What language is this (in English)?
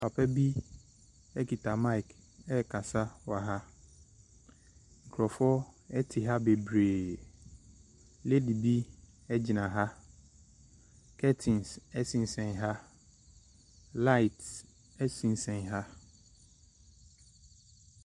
Akan